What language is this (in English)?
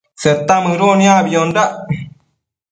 Matsés